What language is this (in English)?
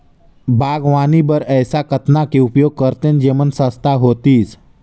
Chhattisgarhi